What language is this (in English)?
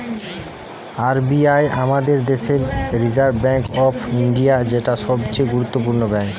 Bangla